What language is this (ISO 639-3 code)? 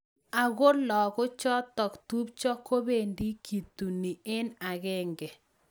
kln